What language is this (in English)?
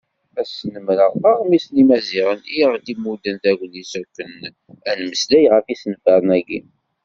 Kabyle